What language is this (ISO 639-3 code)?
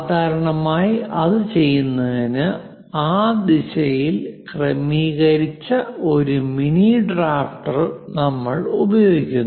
mal